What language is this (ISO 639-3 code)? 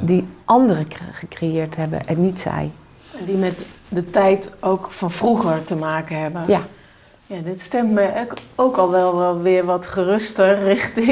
nld